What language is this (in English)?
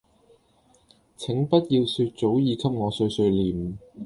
Cantonese